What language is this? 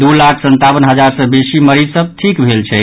Maithili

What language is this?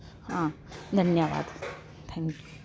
Dogri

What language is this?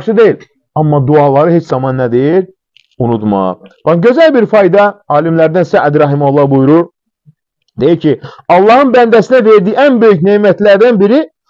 Turkish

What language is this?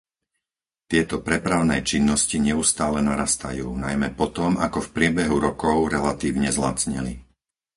Slovak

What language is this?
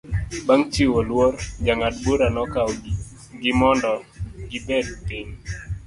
Luo (Kenya and Tanzania)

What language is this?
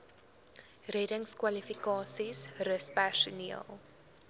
Afrikaans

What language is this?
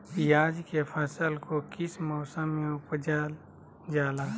Magahi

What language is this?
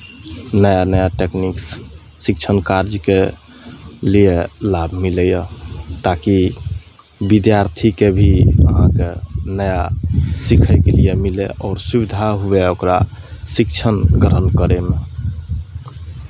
Maithili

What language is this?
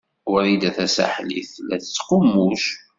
Kabyle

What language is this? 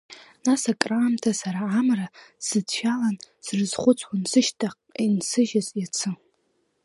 Abkhazian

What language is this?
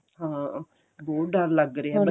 Punjabi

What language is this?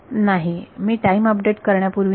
Marathi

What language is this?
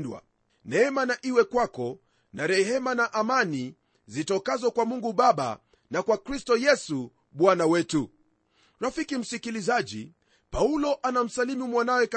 Swahili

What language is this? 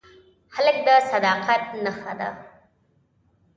Pashto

